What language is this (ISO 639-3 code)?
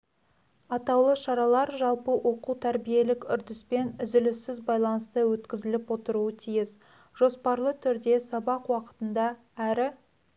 kaz